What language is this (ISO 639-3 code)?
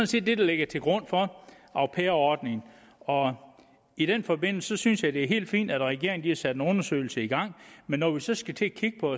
dan